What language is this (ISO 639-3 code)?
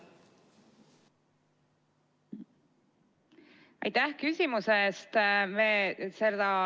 est